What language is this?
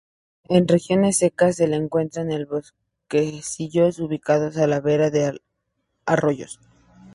Spanish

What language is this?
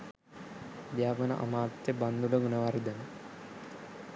Sinhala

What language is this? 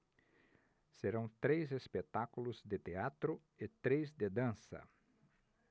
Portuguese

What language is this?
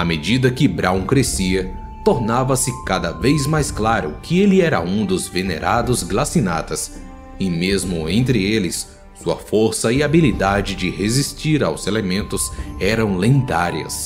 Portuguese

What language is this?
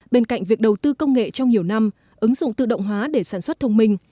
Vietnamese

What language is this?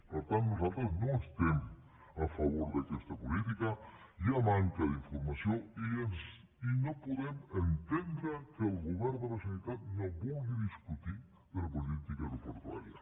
Catalan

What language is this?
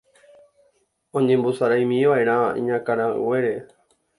Guarani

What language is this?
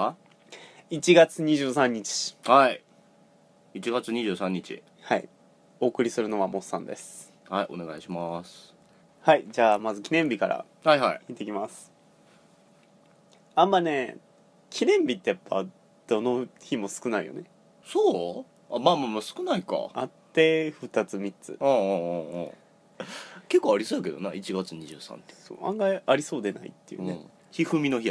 Japanese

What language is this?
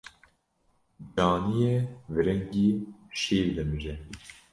Kurdish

